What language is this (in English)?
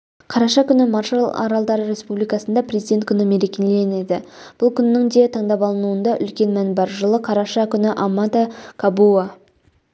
Kazakh